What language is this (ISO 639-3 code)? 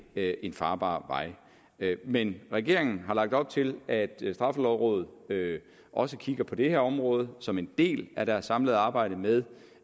dan